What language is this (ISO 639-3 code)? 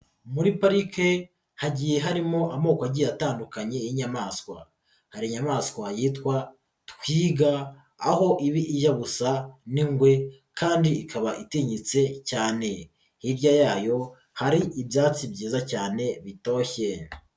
kin